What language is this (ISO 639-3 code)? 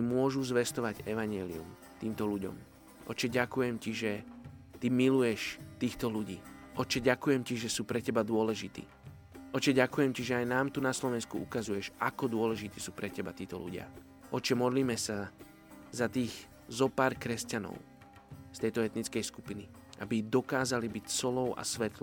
slk